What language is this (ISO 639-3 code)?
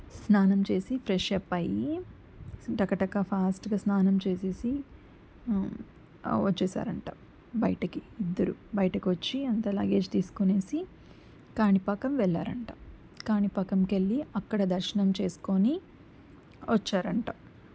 tel